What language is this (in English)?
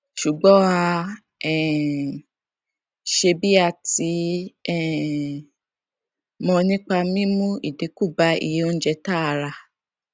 Yoruba